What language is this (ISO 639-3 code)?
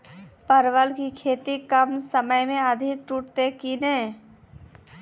mai